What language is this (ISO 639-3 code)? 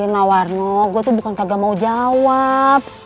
ind